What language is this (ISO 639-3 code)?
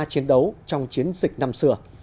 vie